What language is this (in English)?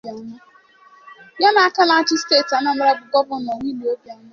Igbo